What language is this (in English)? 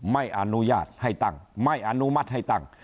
Thai